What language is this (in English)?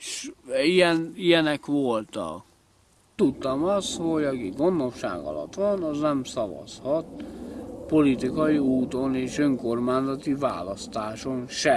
Hungarian